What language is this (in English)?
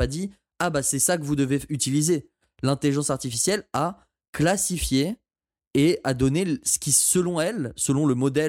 French